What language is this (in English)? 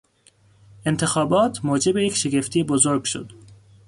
Persian